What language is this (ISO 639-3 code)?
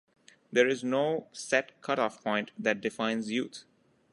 eng